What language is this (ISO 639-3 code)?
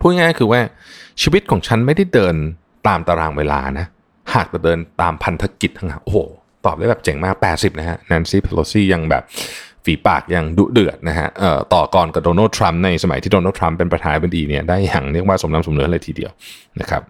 tha